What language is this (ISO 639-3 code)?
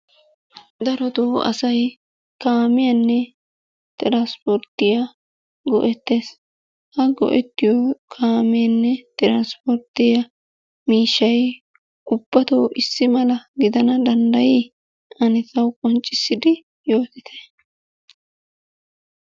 wal